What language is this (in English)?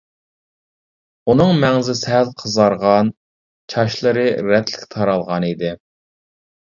Uyghur